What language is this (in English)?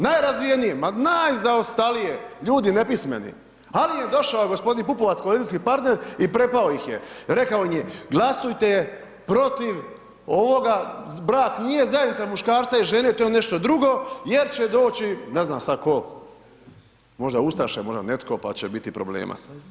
Croatian